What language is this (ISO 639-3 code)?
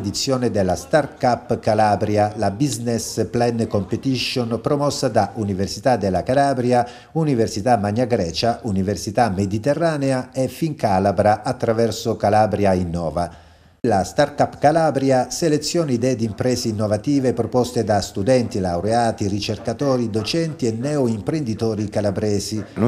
ita